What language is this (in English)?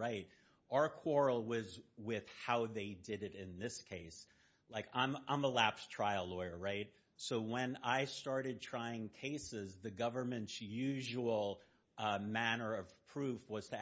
English